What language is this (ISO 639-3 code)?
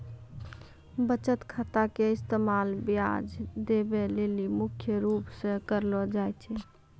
mai